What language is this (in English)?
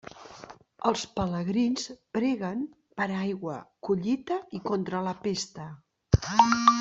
Catalan